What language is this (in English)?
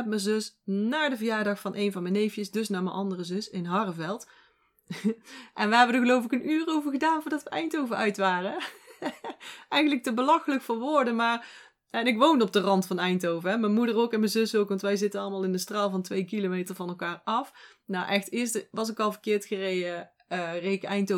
Dutch